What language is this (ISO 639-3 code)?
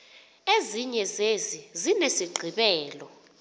xho